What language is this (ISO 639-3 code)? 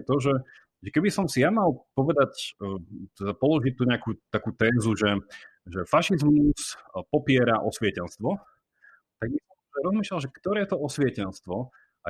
slk